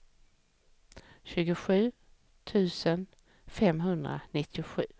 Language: Swedish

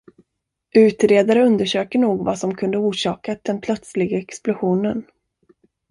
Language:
Swedish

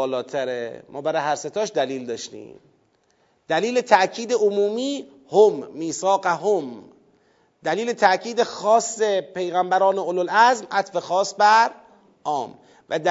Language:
Persian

